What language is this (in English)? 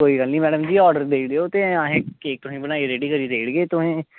Dogri